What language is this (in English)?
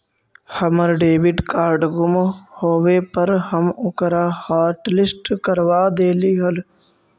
Magahi